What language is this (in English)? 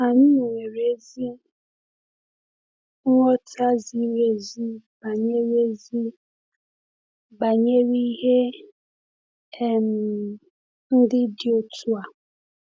Igbo